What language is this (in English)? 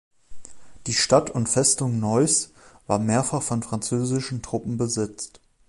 German